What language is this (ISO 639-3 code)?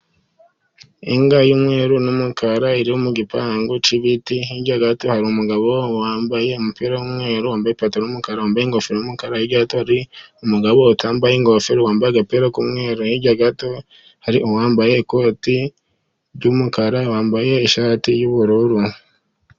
kin